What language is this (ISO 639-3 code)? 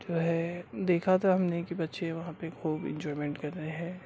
urd